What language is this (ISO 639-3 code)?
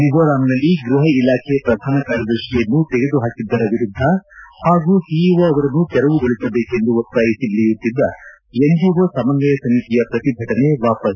kan